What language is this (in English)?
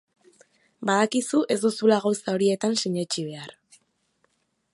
Basque